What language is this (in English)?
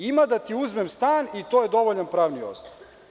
Serbian